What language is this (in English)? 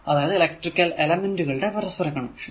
Malayalam